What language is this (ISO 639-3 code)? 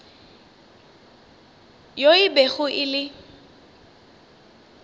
nso